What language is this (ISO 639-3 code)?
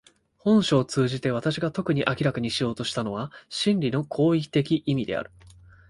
jpn